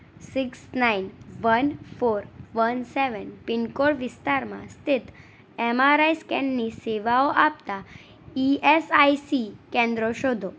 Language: Gujarati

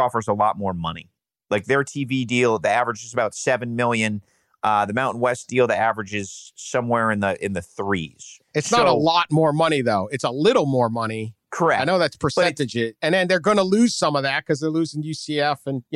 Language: English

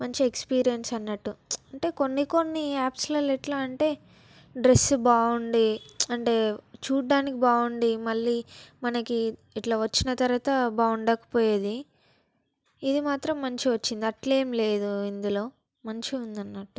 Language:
Telugu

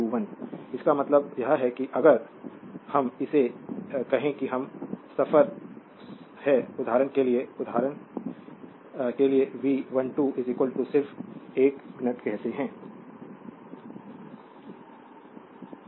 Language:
Hindi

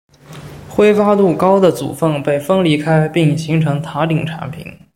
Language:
Chinese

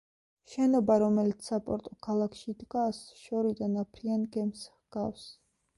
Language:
Georgian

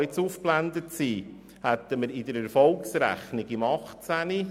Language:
Swiss German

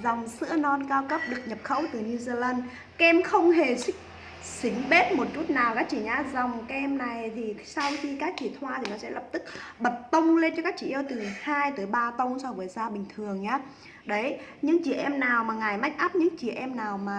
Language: Vietnamese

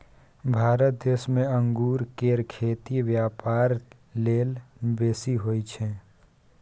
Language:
Maithili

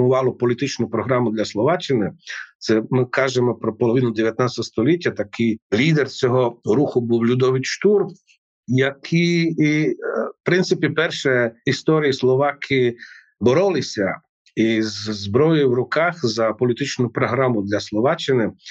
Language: Ukrainian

